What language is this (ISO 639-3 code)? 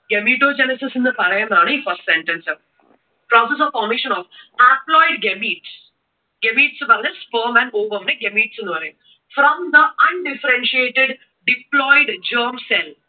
mal